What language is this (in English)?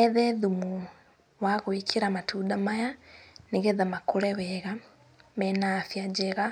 Kikuyu